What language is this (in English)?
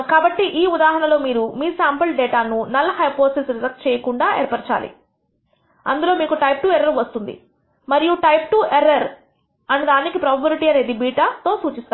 Telugu